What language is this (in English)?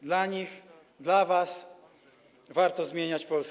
Polish